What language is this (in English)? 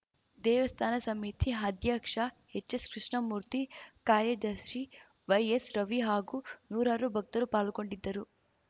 Kannada